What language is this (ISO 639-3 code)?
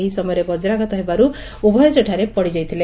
ori